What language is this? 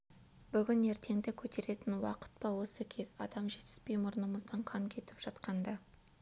Kazakh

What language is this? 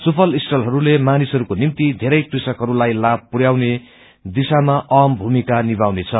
Nepali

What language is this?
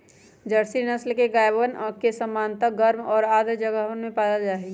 Magahi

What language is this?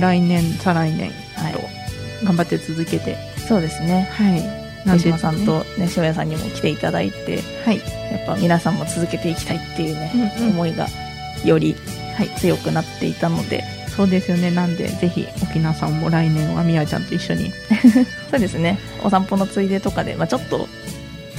Japanese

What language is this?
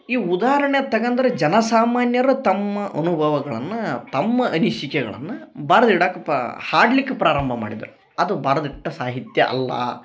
Kannada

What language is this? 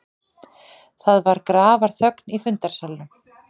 Icelandic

